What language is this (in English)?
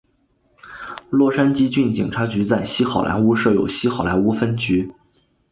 Chinese